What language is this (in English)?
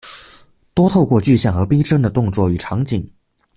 Chinese